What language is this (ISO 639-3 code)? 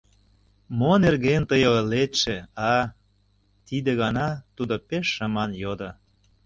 chm